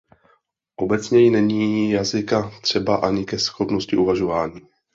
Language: Czech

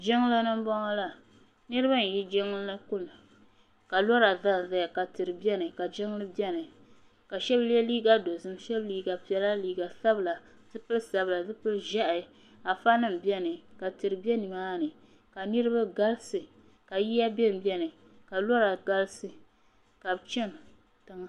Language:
Dagbani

